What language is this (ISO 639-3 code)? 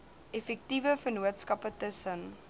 afr